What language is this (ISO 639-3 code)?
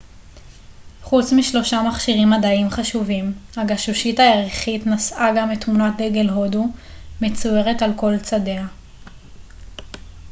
heb